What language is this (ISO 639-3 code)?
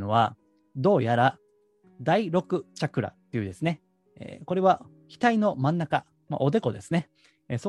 jpn